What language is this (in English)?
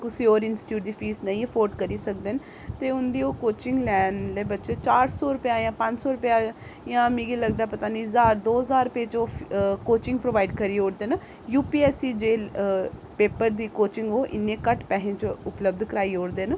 Dogri